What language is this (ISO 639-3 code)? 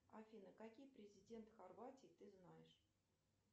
rus